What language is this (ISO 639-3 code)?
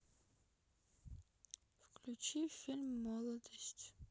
rus